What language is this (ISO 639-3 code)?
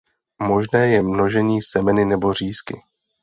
ces